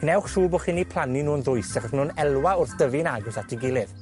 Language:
Welsh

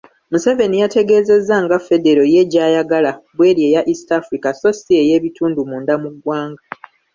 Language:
Ganda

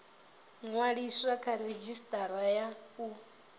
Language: Venda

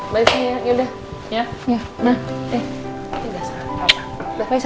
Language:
Indonesian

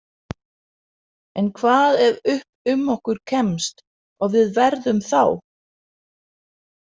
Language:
Icelandic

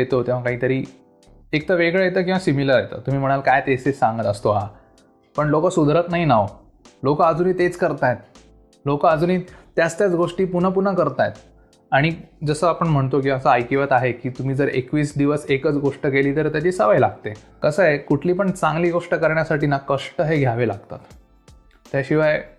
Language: Marathi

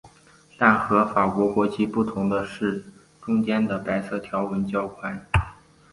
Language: Chinese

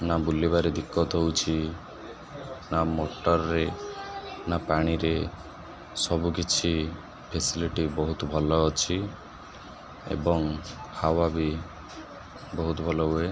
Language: Odia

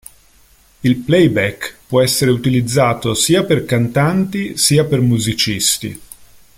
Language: Italian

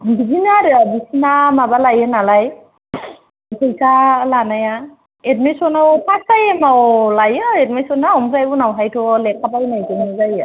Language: Bodo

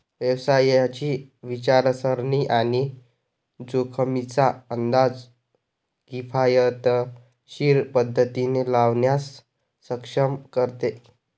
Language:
Marathi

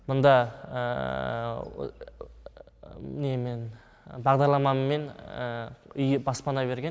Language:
Kazakh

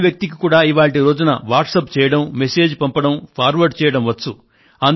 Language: Telugu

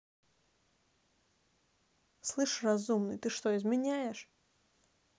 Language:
Russian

